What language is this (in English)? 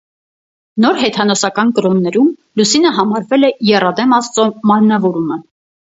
Armenian